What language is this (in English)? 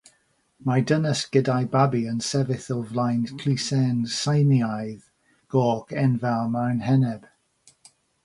Welsh